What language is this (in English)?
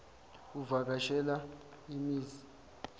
Zulu